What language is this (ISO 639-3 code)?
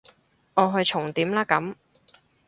yue